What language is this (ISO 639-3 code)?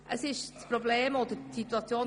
gsw